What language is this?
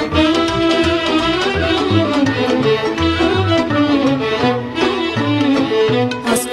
Romanian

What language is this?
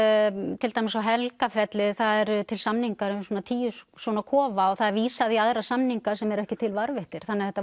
Icelandic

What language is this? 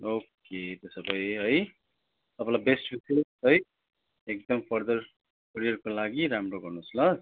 Nepali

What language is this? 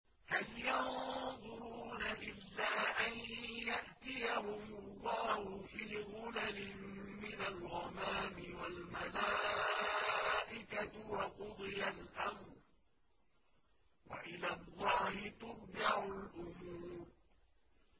Arabic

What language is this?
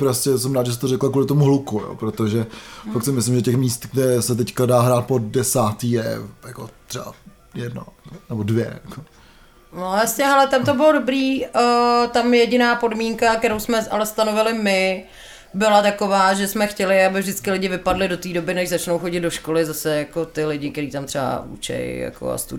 Czech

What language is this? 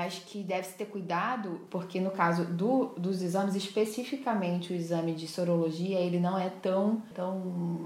Portuguese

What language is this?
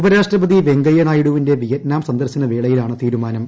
Malayalam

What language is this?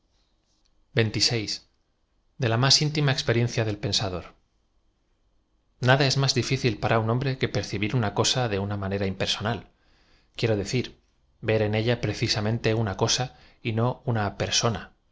Spanish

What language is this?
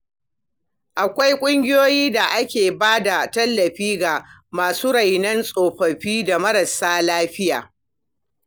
Hausa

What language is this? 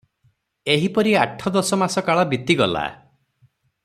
Odia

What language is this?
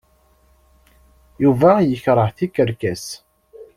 Kabyle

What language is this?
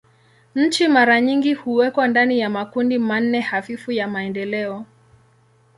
Swahili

